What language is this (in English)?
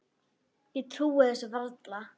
Icelandic